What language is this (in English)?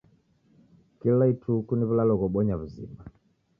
Taita